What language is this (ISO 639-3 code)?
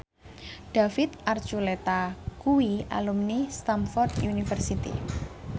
jav